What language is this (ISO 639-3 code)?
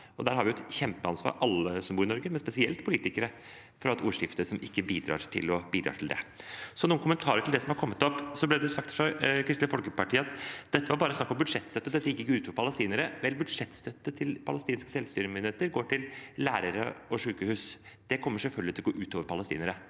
nor